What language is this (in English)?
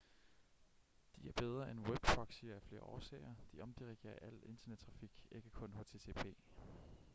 Danish